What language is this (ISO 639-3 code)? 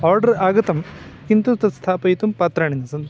san